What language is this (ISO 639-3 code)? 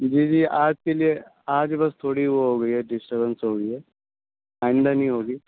urd